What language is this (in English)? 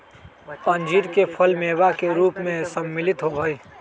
Magahi